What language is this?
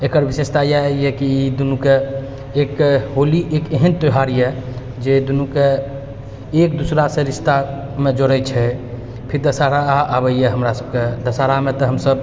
Maithili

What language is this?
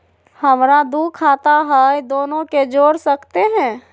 Magahi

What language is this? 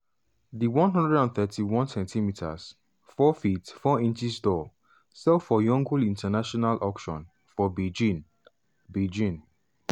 Nigerian Pidgin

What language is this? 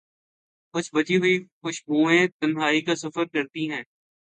Urdu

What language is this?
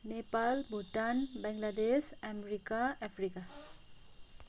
Nepali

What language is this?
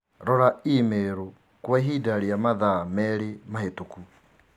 Kikuyu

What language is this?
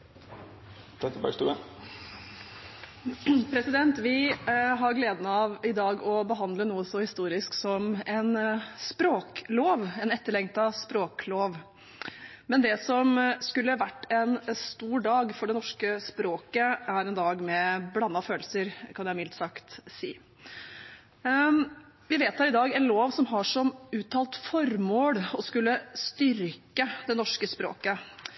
Norwegian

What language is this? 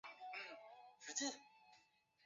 Chinese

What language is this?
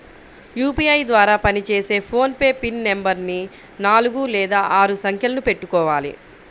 Telugu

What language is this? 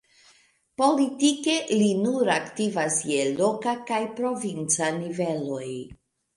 Esperanto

